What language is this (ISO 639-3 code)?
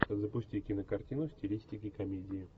rus